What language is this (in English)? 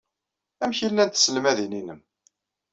Kabyle